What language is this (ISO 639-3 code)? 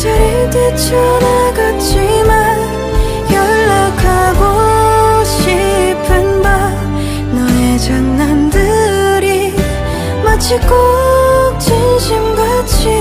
kor